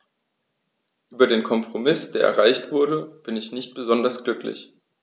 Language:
German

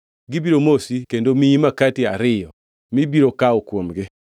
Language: Luo (Kenya and Tanzania)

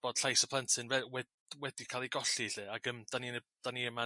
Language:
Welsh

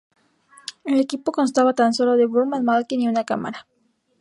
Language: Spanish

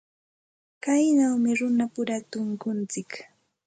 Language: Santa Ana de Tusi Pasco Quechua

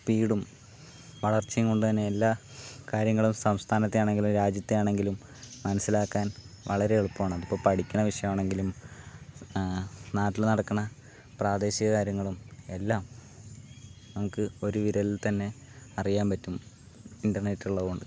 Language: Malayalam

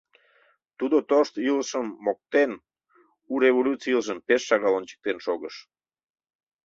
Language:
Mari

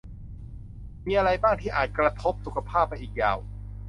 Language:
Thai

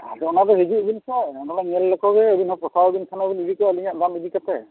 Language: Santali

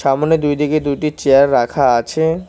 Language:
Bangla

